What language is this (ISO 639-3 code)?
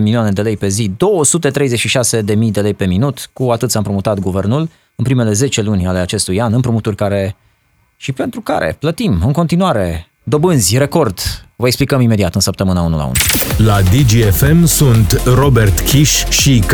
ron